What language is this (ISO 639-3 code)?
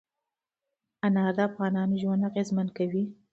pus